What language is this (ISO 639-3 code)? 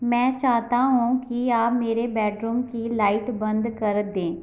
hin